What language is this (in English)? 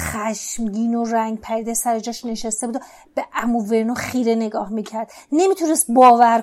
Persian